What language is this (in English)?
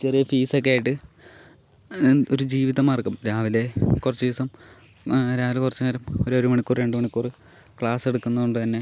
Malayalam